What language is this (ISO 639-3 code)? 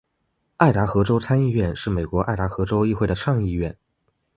zho